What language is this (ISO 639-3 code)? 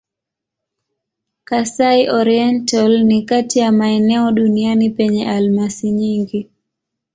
swa